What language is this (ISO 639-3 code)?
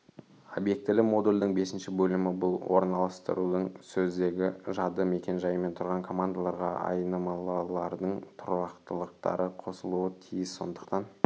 kaz